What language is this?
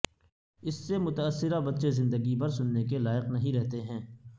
Urdu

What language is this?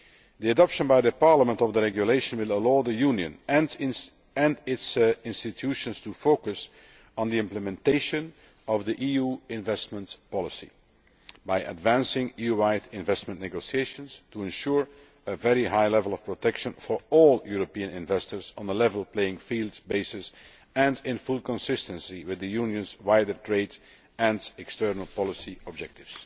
English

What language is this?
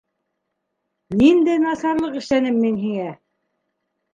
Bashkir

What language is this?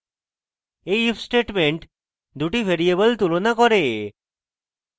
Bangla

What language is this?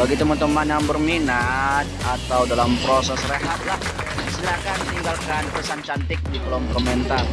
Indonesian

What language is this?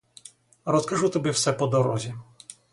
Ukrainian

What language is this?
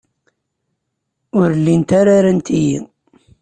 Kabyle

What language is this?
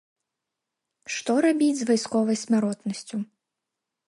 Belarusian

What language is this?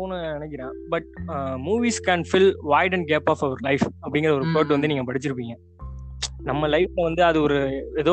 Tamil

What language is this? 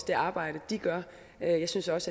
Danish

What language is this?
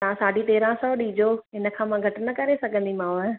Sindhi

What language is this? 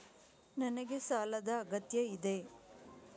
Kannada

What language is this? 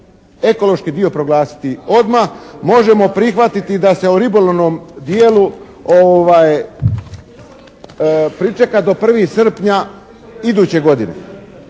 Croatian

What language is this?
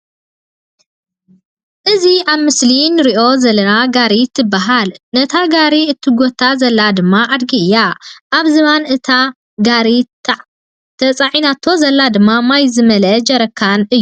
Tigrinya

